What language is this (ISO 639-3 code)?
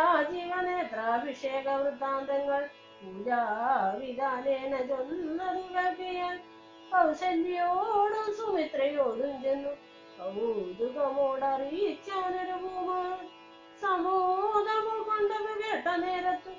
mal